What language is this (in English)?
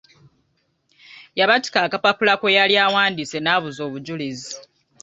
Ganda